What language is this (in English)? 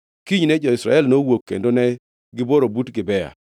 Luo (Kenya and Tanzania)